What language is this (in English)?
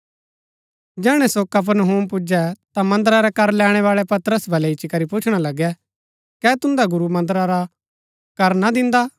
Gaddi